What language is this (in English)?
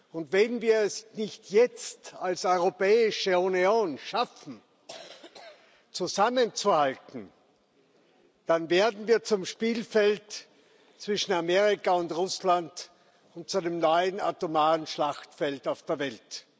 German